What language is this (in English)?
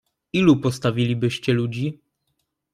Polish